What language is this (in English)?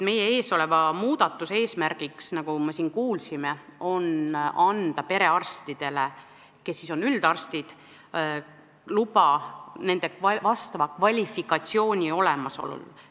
Estonian